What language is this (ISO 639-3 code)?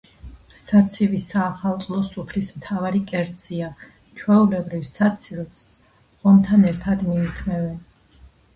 kat